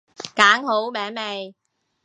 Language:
Cantonese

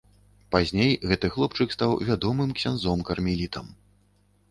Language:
Belarusian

